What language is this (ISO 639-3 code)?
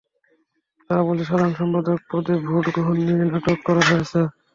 ben